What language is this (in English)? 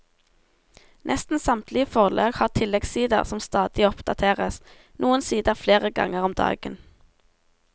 Norwegian